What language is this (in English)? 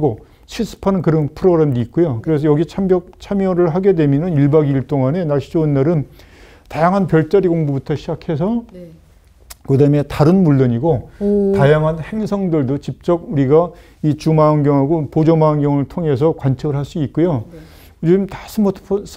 Korean